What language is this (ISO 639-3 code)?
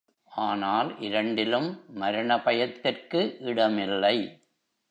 tam